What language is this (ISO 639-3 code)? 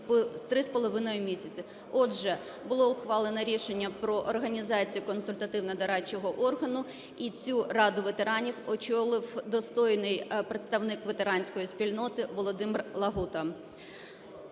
ukr